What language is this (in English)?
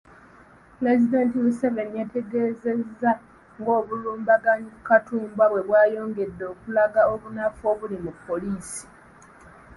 Ganda